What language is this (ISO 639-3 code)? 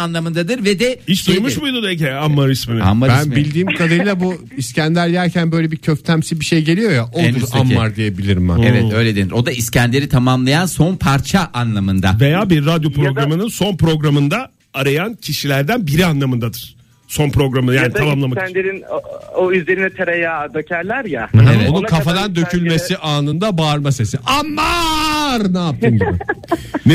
tur